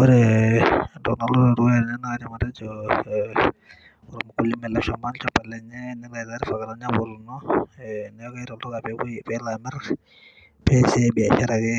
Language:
Masai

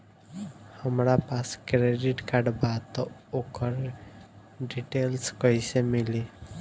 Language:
Bhojpuri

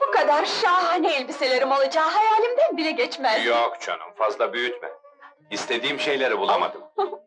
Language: Turkish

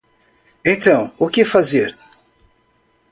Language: Portuguese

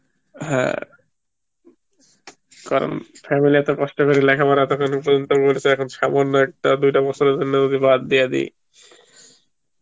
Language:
Bangla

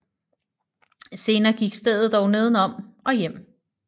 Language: Danish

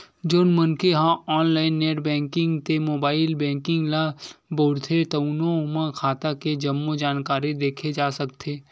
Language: Chhattisgarhi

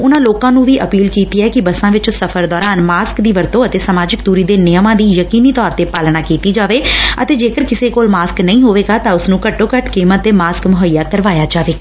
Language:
Punjabi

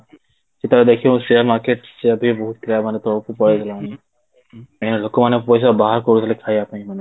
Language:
Odia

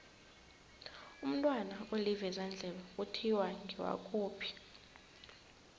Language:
South Ndebele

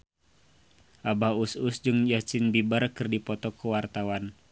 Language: Sundanese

